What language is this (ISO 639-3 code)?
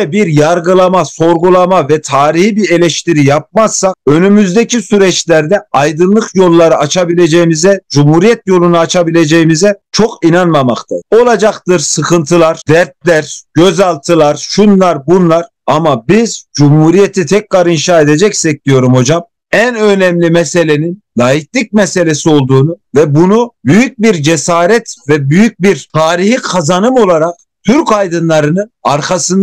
tur